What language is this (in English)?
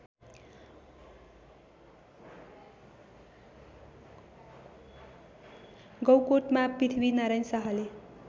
Nepali